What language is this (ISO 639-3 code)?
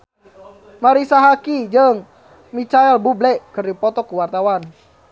sun